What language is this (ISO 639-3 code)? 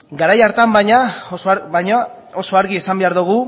eus